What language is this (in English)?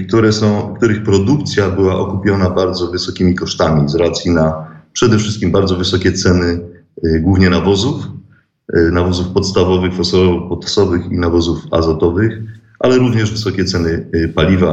Polish